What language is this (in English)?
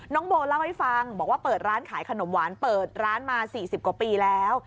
Thai